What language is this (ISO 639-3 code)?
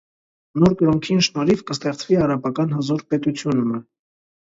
hye